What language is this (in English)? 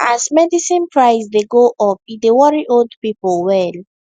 Nigerian Pidgin